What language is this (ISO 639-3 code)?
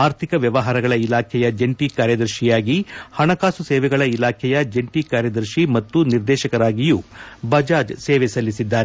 kan